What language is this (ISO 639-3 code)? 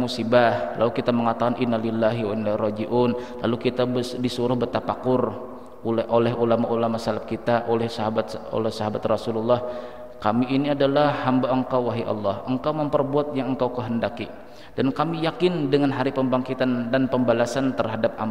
ind